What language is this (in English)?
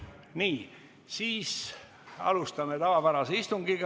Estonian